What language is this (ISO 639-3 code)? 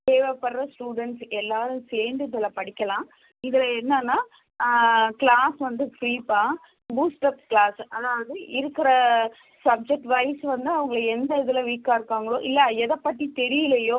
tam